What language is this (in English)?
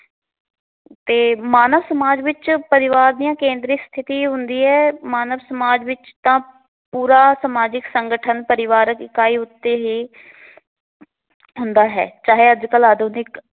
Punjabi